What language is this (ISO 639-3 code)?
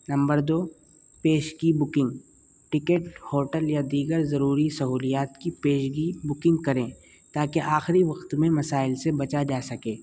urd